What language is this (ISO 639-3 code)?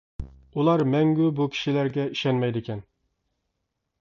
uig